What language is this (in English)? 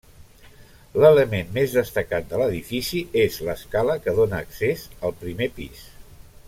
Catalan